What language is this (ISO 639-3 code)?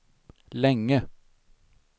swe